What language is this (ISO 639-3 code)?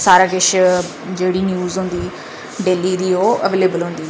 doi